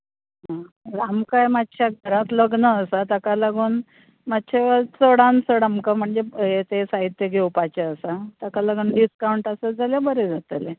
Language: Konkani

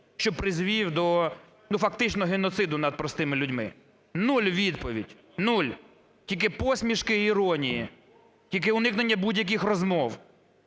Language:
Ukrainian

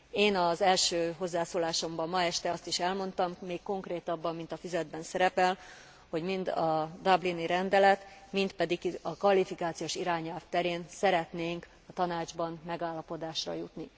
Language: Hungarian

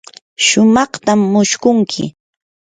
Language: Yanahuanca Pasco Quechua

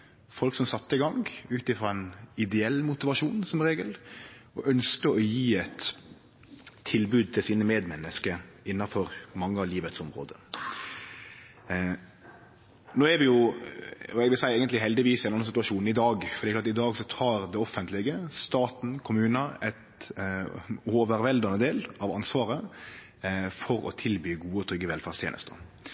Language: Norwegian Nynorsk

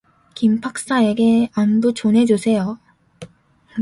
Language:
Korean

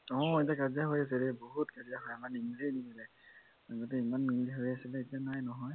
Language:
Assamese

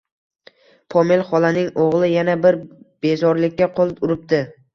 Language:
Uzbek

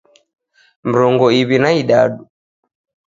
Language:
Taita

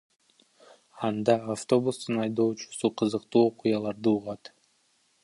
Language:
Kyrgyz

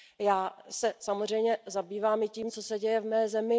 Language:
Czech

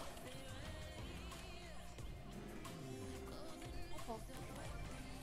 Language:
Polish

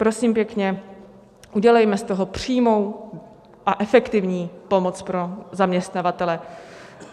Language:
Czech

